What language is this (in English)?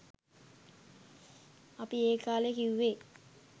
Sinhala